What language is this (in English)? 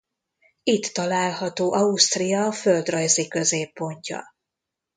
Hungarian